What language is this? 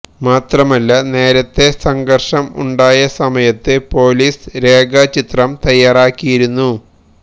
Malayalam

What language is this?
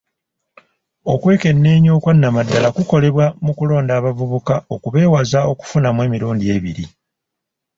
Ganda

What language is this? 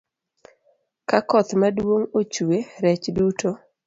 Luo (Kenya and Tanzania)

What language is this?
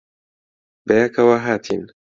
Central Kurdish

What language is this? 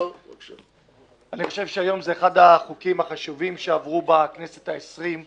Hebrew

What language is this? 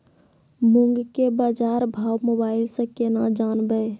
Maithili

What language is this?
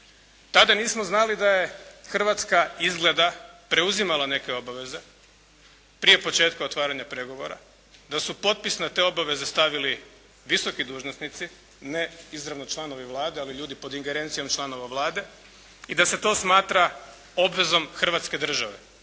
Croatian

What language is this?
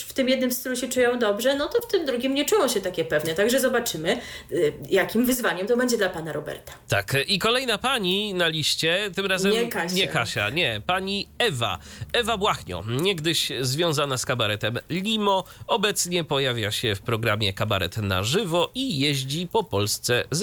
Polish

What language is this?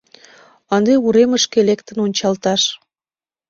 Mari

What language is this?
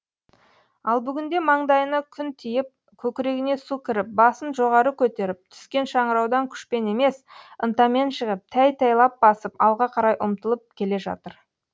Kazakh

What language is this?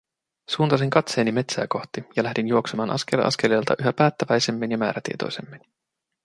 Finnish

